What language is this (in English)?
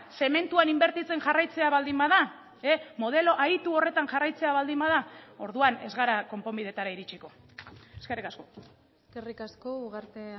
Basque